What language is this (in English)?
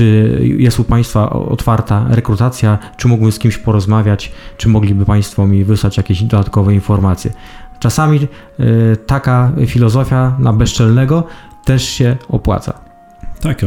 Polish